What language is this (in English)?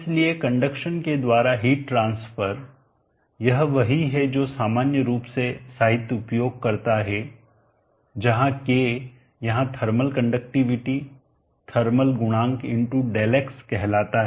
Hindi